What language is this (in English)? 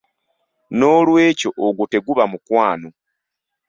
Ganda